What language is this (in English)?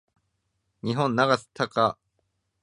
Japanese